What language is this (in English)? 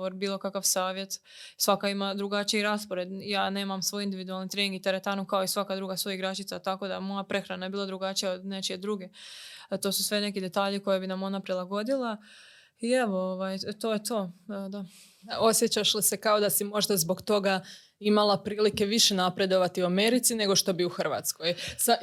Croatian